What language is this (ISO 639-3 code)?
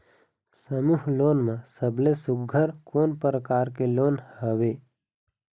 hne